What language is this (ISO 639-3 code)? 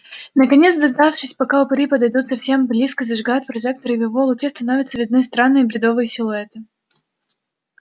rus